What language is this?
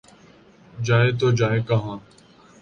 Urdu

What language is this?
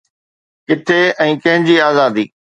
Sindhi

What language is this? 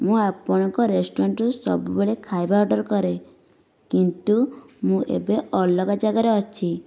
Odia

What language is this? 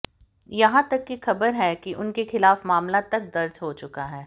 Hindi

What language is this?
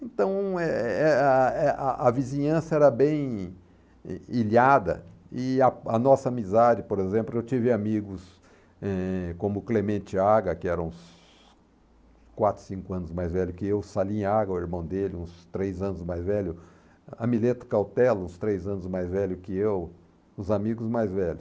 Portuguese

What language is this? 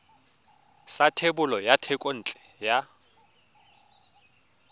Tswana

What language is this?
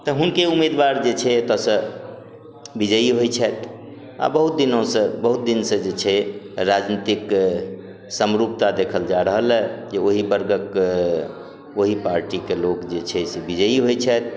Maithili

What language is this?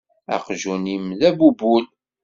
Kabyle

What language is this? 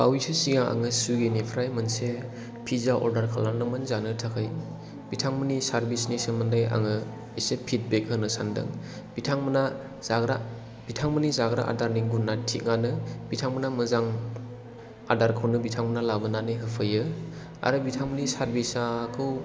Bodo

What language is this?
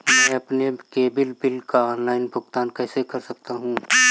Hindi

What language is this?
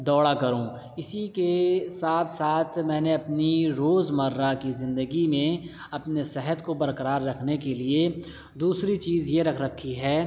Urdu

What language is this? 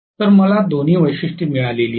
Marathi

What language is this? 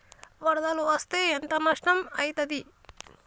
Telugu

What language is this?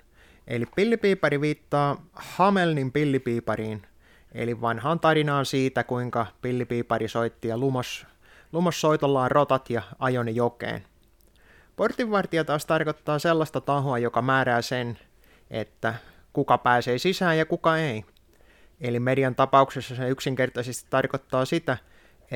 Finnish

